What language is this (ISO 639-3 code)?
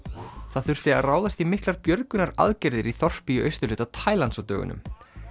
isl